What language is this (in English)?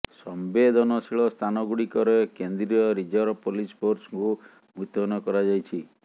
Odia